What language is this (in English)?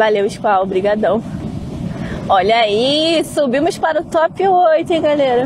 Portuguese